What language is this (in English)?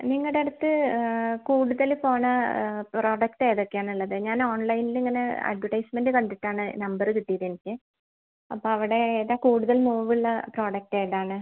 Malayalam